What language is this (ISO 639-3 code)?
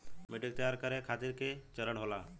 bho